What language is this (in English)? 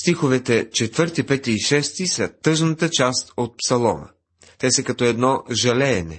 Bulgarian